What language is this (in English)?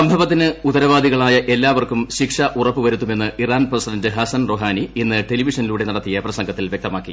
Malayalam